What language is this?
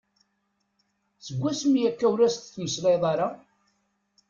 Kabyle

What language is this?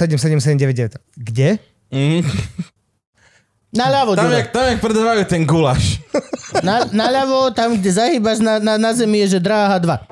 Slovak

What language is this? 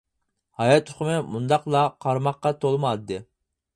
Uyghur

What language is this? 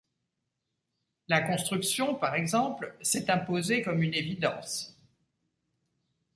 French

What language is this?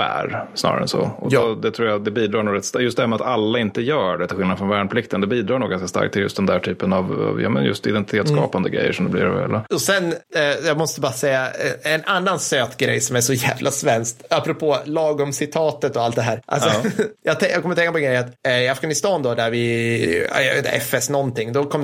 Swedish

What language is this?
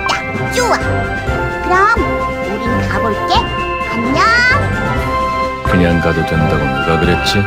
Korean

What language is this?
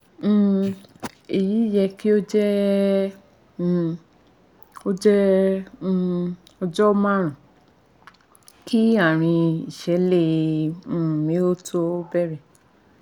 Yoruba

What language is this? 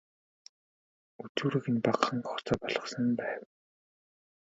Mongolian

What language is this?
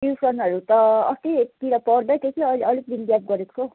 Nepali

